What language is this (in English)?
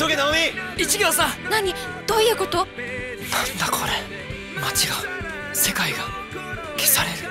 Japanese